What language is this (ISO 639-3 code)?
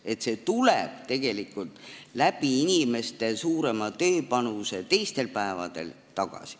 est